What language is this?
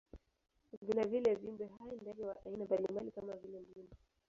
Swahili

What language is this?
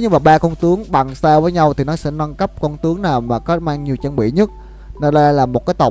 Vietnamese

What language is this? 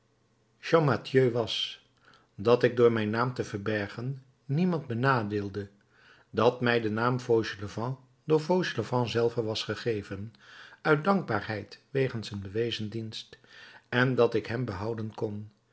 Dutch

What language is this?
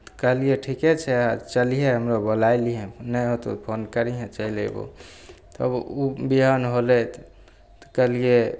Maithili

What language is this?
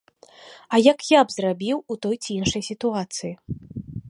Belarusian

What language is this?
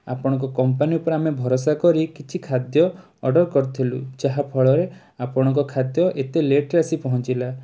Odia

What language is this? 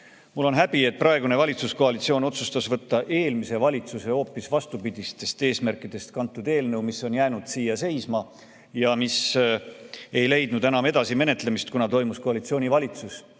Estonian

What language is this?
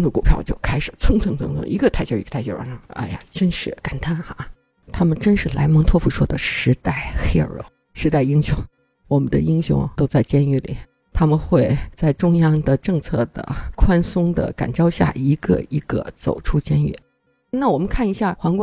Chinese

